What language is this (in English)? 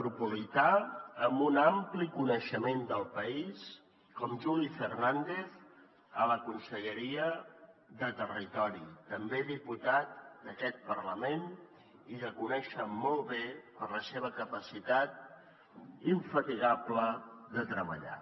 Catalan